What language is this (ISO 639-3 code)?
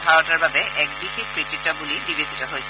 asm